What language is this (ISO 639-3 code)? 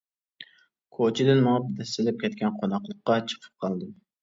uig